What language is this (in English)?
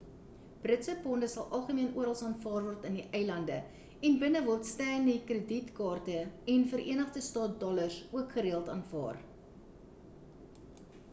Afrikaans